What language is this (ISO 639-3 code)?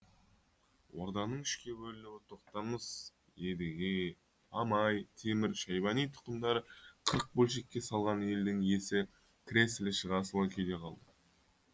kaz